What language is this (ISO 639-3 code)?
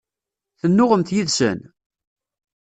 kab